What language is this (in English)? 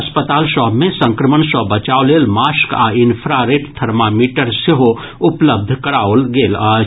Maithili